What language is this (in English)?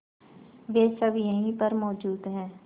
Hindi